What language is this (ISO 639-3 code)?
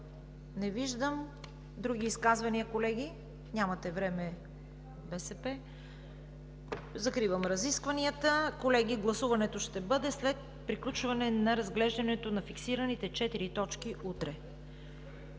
bul